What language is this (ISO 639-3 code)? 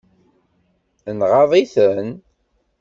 kab